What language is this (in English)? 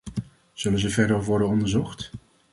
Dutch